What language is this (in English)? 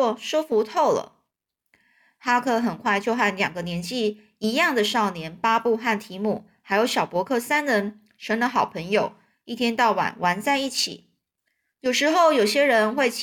Chinese